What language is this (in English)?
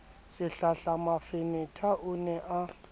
Southern Sotho